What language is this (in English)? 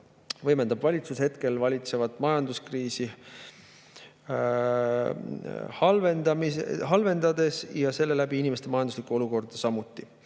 Estonian